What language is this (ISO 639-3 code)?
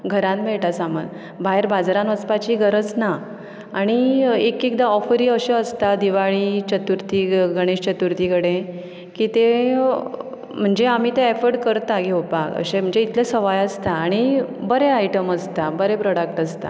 kok